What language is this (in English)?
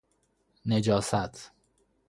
Persian